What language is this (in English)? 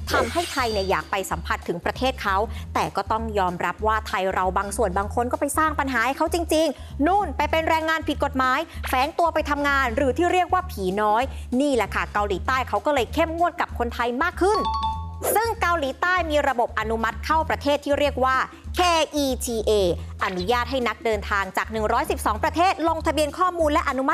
Thai